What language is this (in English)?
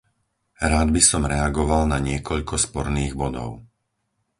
Slovak